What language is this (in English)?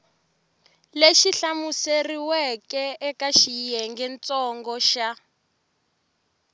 Tsonga